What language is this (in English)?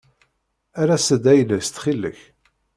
Kabyle